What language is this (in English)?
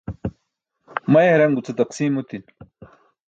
Burushaski